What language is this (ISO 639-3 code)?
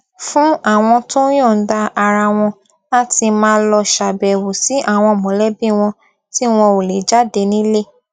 yor